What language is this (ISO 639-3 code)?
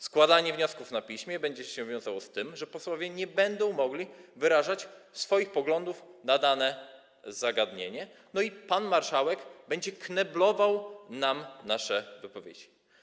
pol